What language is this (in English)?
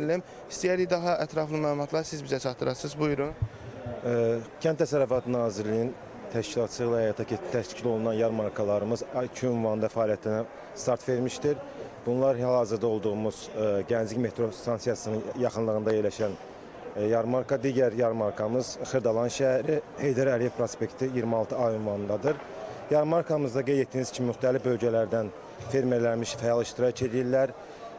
Turkish